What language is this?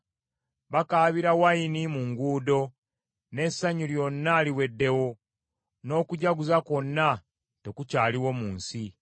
Ganda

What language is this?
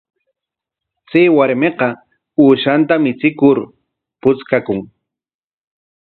Corongo Ancash Quechua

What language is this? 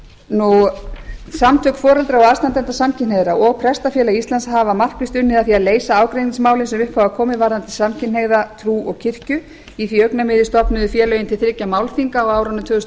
Icelandic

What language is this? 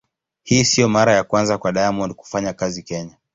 Swahili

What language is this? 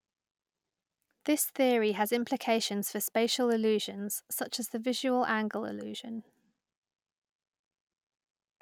English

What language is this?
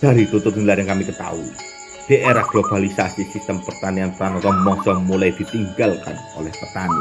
Indonesian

